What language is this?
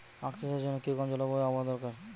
Bangla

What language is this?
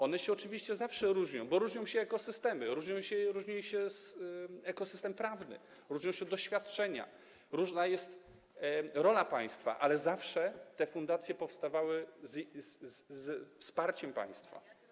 Polish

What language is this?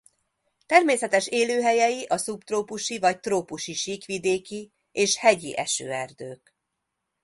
Hungarian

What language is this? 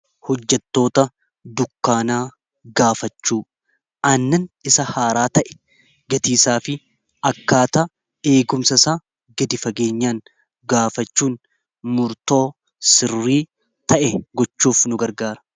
Oromo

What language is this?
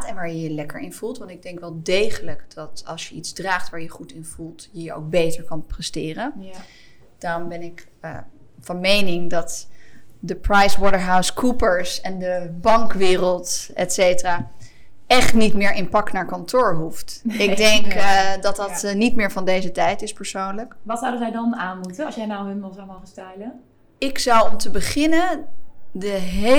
Dutch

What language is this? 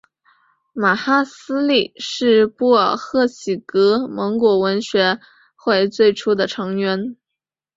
Chinese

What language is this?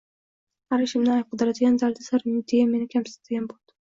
Uzbek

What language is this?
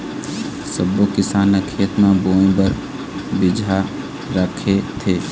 Chhattisgarhi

